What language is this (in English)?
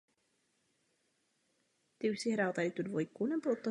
Czech